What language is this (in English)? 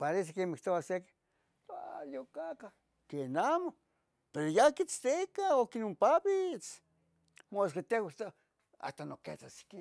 Tetelcingo Nahuatl